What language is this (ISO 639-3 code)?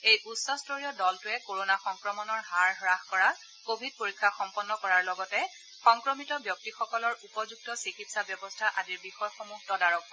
asm